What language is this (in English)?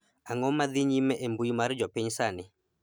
Luo (Kenya and Tanzania)